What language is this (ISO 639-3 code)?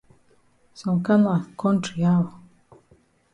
wes